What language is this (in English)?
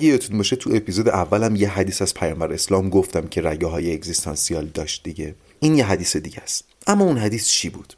Persian